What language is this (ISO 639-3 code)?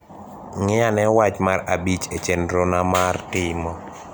luo